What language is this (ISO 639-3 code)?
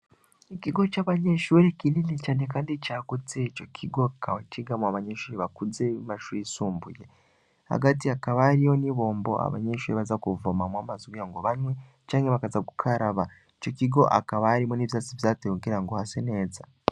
run